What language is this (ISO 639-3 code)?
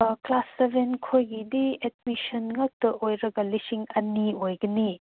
mni